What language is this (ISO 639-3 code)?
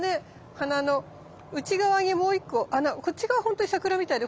jpn